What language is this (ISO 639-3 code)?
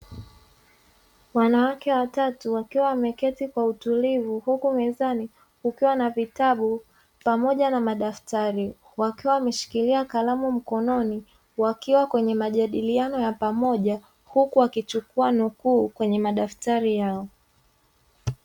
swa